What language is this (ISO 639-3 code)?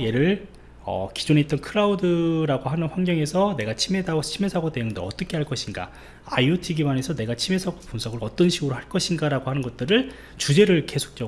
kor